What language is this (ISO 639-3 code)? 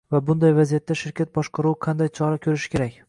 uzb